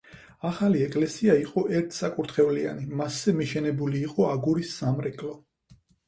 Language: Georgian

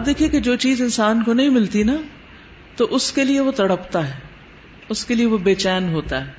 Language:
Urdu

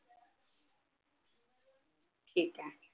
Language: Marathi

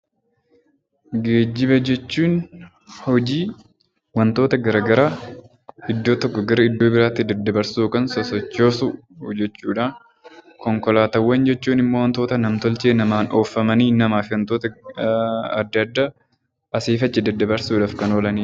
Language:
Oromo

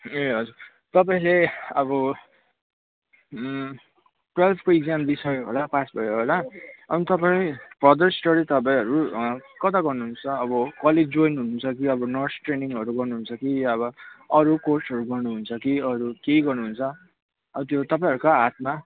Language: Nepali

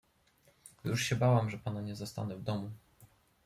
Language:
Polish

